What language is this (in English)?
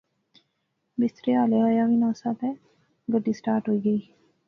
Pahari-Potwari